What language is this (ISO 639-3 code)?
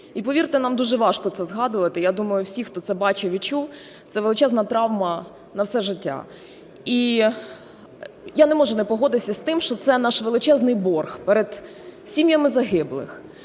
ukr